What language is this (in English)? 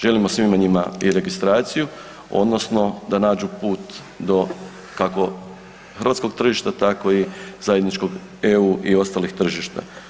Croatian